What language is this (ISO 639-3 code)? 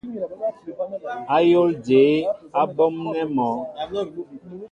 mbo